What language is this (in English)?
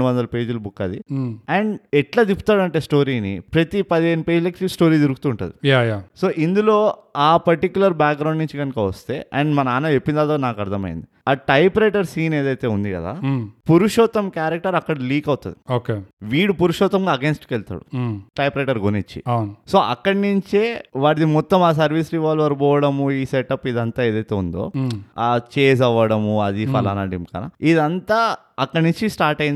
Telugu